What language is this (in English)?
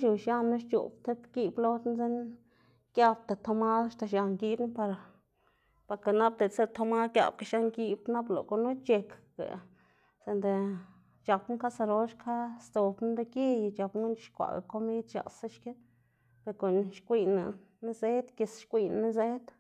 Xanaguía Zapotec